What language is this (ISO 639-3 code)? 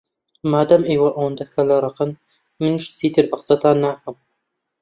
ckb